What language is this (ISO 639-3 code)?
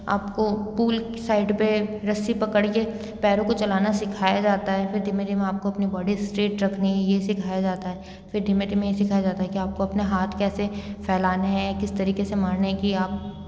hin